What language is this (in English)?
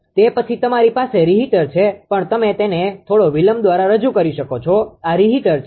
Gujarati